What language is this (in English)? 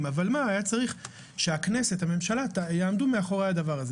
Hebrew